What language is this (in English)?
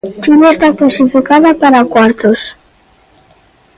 Galician